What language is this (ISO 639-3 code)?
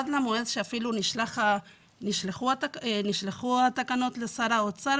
heb